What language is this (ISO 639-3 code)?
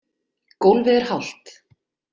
isl